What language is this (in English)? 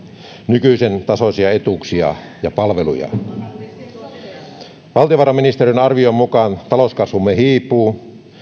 Finnish